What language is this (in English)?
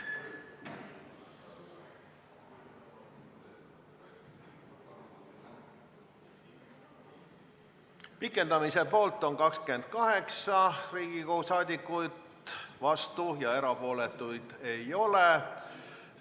Estonian